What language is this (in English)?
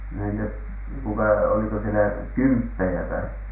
Finnish